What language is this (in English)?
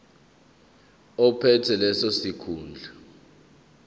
Zulu